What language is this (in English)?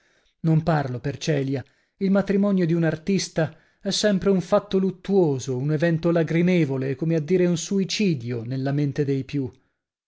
Italian